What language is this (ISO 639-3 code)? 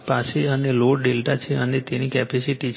guj